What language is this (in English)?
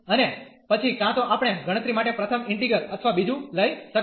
Gujarati